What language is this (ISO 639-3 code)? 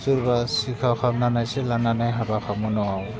brx